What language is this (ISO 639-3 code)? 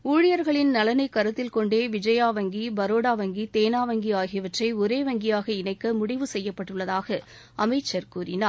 tam